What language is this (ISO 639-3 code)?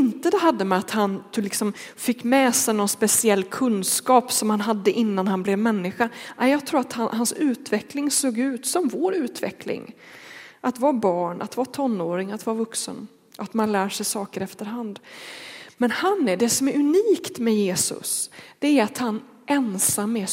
swe